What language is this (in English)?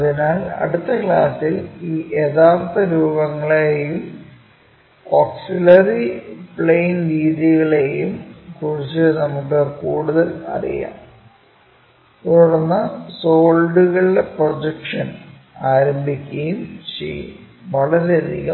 Malayalam